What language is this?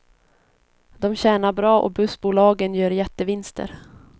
Swedish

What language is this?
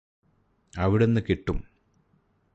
Malayalam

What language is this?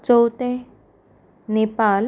Konkani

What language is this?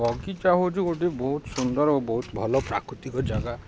Odia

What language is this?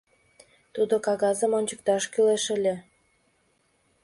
Mari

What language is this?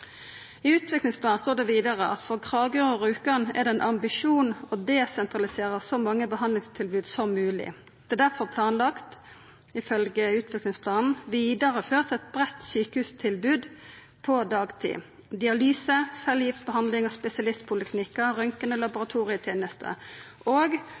Norwegian Nynorsk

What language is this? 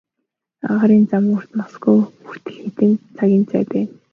Mongolian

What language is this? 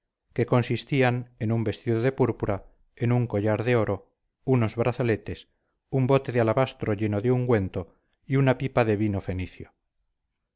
Spanish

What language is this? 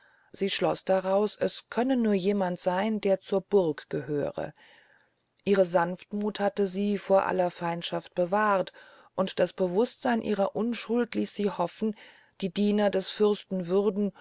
German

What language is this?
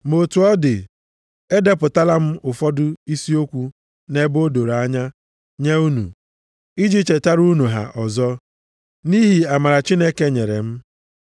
Igbo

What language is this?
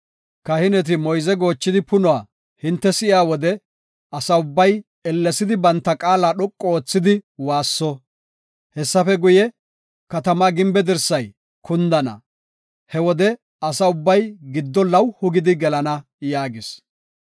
Gofa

